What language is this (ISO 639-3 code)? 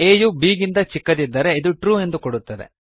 kan